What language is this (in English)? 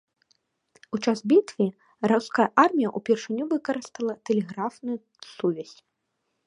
Belarusian